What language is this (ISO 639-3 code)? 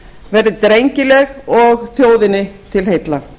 isl